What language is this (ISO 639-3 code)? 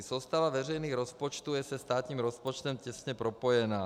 ces